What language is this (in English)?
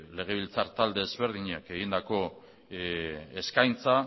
Basque